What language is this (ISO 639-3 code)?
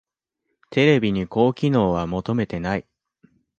jpn